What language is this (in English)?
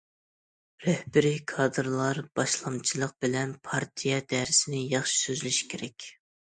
Uyghur